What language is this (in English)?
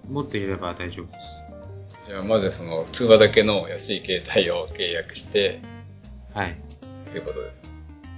Japanese